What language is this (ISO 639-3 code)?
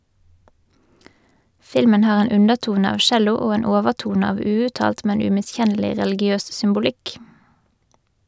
nor